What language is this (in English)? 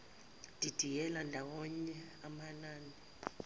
Zulu